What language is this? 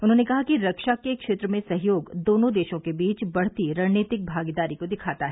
Hindi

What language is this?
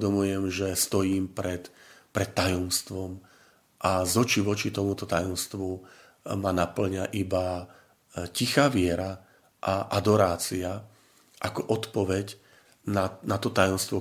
Slovak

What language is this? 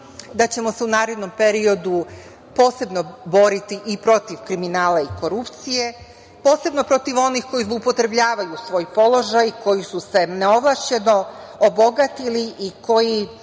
Serbian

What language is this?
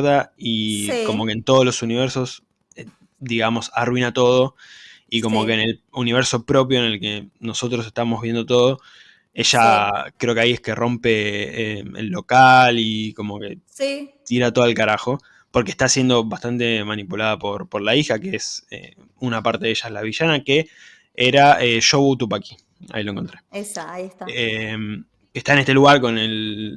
Spanish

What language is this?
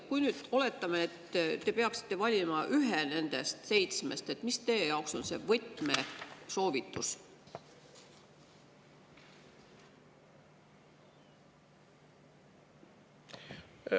Estonian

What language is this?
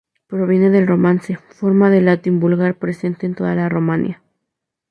Spanish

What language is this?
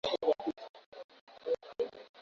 Swahili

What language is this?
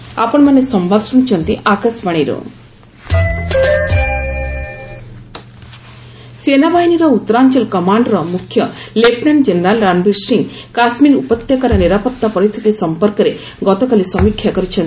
Odia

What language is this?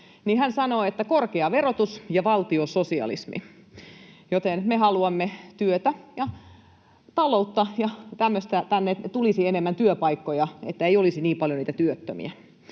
Finnish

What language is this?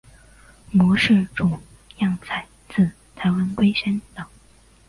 Chinese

